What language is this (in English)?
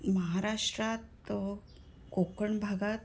Marathi